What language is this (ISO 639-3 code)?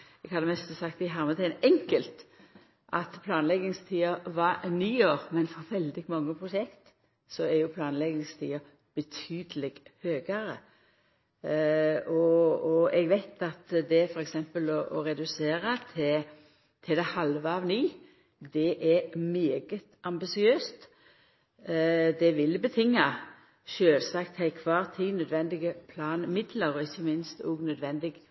nno